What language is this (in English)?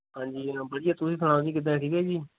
Punjabi